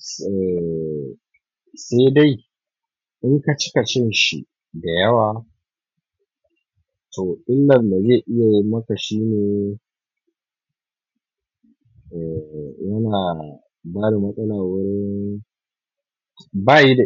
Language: Hausa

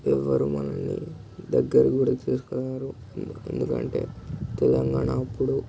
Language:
Telugu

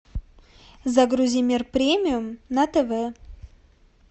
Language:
Russian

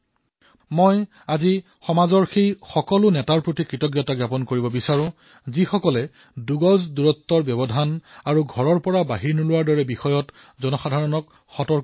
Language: Assamese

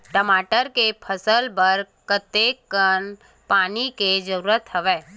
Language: Chhattisgarhi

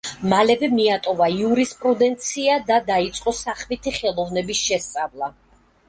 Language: Georgian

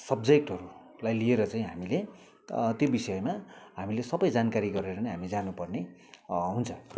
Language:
Nepali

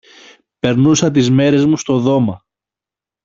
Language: Greek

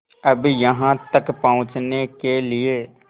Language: Hindi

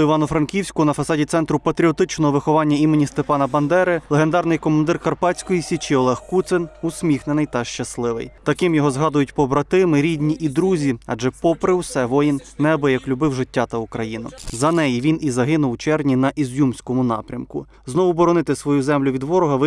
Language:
Ukrainian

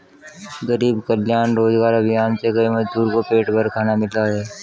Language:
Hindi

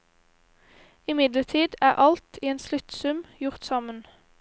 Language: Norwegian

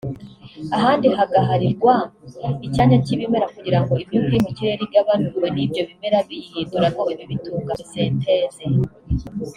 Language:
Kinyarwanda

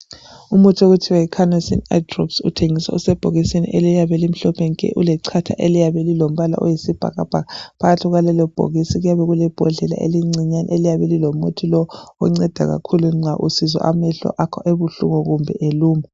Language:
North Ndebele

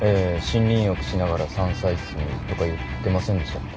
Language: Japanese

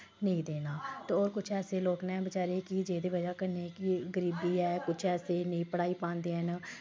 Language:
Dogri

